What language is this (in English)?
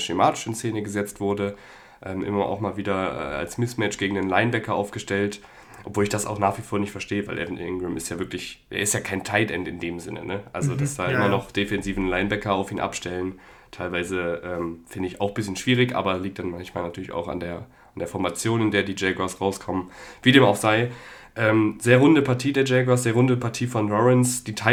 German